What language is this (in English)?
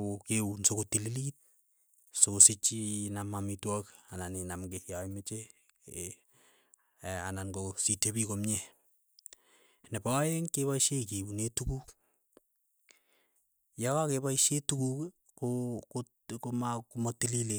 Keiyo